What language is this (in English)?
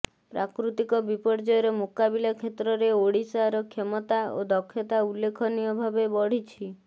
Odia